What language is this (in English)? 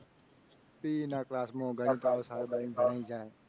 Gujarati